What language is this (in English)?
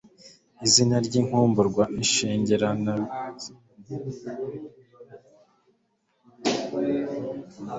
Kinyarwanda